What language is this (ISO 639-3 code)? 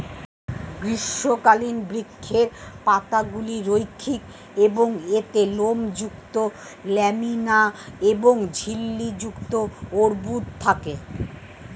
ben